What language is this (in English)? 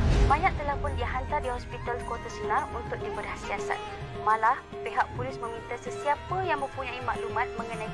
Malay